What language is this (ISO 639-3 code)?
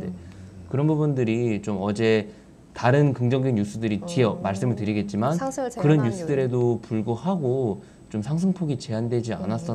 kor